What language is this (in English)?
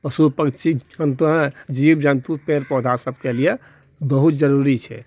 Maithili